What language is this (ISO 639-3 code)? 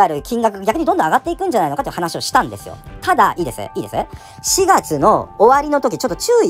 jpn